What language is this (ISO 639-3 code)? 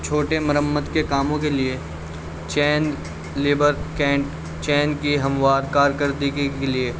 urd